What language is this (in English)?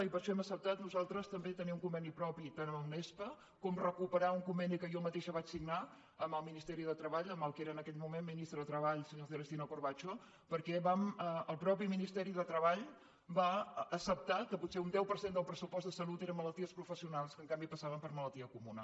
Catalan